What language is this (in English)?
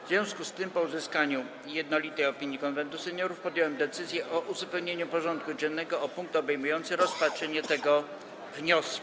Polish